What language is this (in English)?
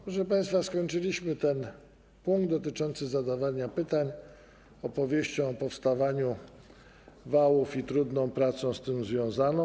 Polish